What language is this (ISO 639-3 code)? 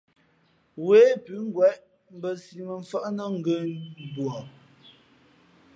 fmp